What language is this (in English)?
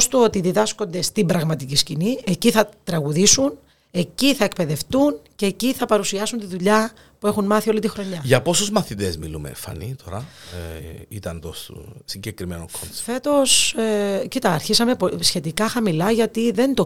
Greek